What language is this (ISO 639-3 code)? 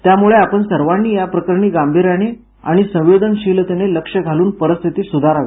mar